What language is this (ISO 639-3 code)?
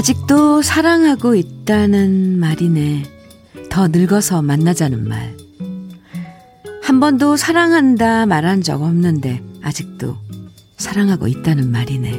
kor